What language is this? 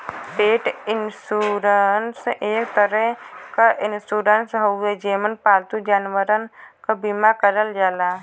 Bhojpuri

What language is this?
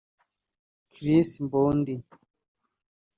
Kinyarwanda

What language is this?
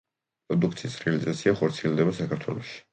Georgian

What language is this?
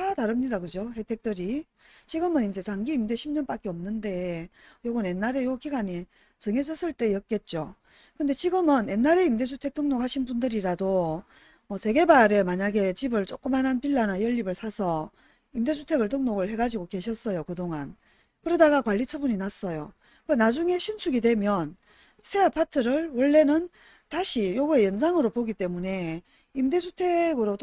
Korean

